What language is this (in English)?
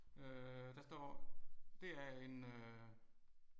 Danish